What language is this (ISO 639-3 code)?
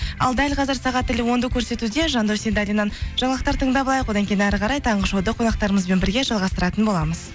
kaz